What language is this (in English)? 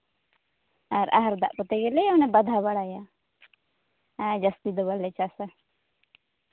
Santali